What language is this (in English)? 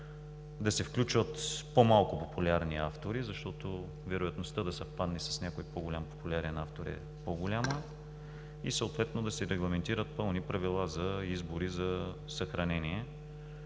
Bulgarian